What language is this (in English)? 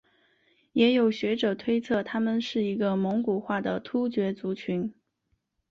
Chinese